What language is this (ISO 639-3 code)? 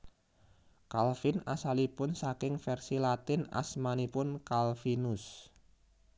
jav